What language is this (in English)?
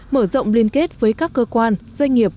Vietnamese